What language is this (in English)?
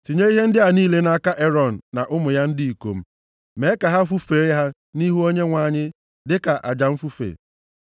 Igbo